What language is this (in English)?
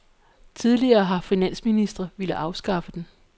Danish